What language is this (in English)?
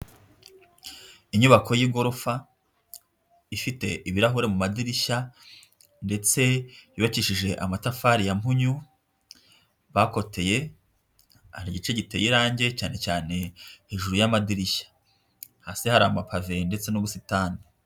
Kinyarwanda